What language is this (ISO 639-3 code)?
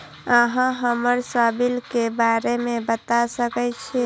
mai